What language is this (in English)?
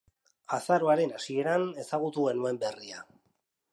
Basque